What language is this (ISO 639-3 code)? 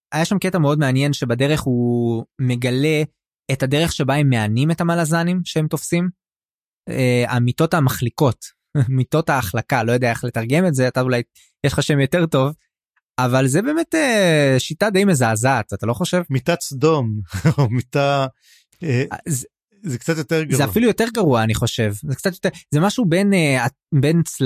heb